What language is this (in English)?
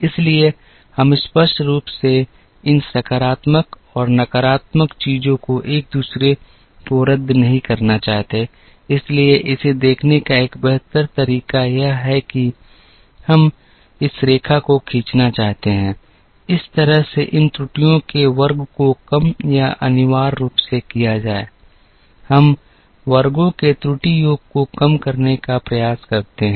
Hindi